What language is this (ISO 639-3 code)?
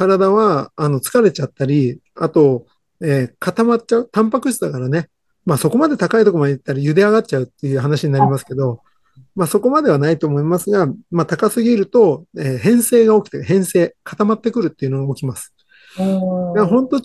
jpn